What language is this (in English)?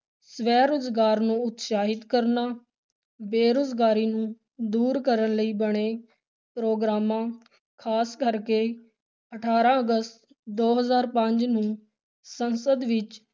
Punjabi